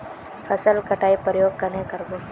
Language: Magahi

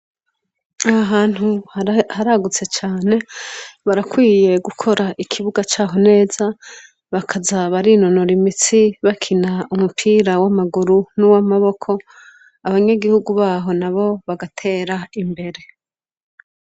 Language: Rundi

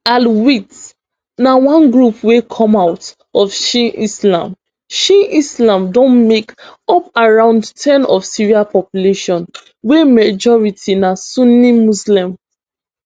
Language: Nigerian Pidgin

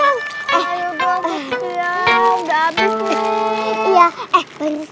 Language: Indonesian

